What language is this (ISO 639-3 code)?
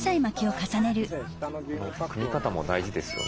jpn